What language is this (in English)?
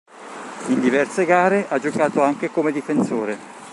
Italian